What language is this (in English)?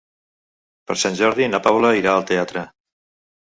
Catalan